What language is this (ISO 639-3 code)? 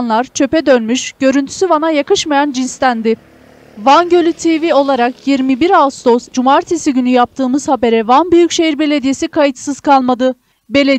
tur